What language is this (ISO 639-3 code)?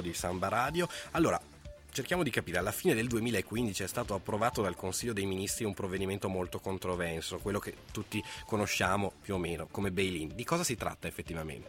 ita